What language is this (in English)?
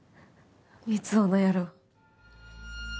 Japanese